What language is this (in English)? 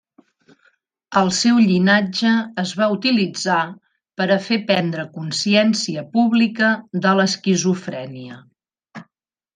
Catalan